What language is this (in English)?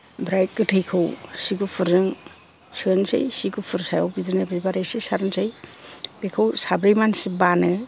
Bodo